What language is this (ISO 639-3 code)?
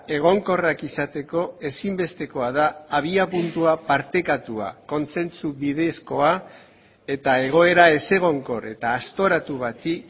eus